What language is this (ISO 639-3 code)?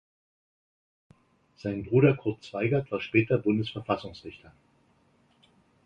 deu